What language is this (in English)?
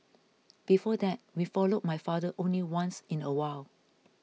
English